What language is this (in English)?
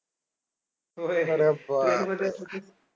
Marathi